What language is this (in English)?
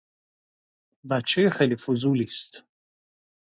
Persian